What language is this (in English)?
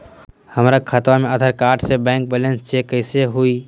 Magahi